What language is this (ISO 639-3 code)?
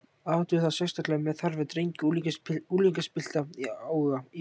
isl